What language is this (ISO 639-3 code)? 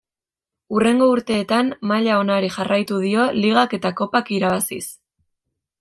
eus